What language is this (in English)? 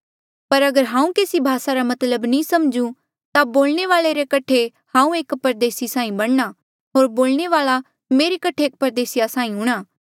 Mandeali